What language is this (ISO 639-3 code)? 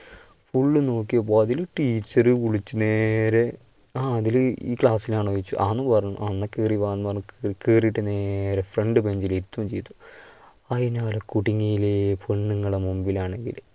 mal